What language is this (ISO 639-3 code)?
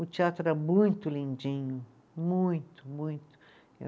por